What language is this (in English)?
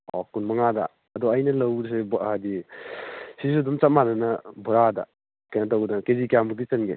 Manipuri